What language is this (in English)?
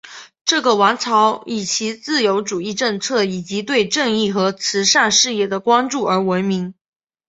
Chinese